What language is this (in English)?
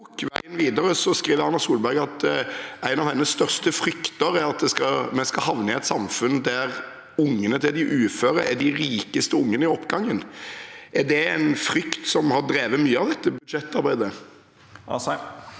Norwegian